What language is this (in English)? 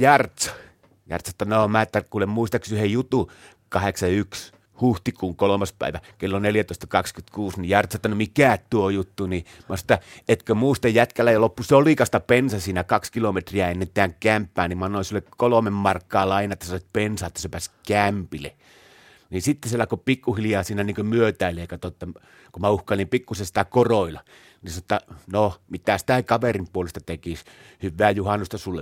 Finnish